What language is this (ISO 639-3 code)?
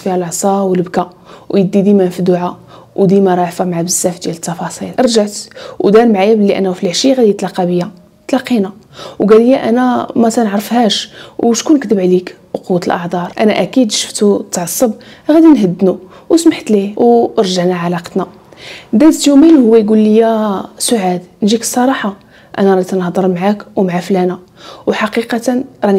ara